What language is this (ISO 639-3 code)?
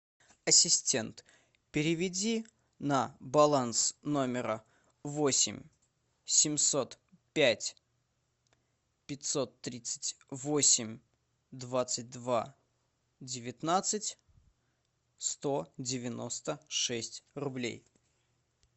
rus